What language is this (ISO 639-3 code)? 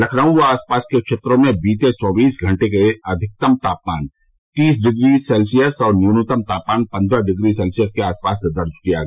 hin